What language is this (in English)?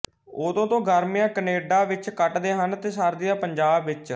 Punjabi